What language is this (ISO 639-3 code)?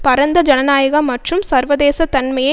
tam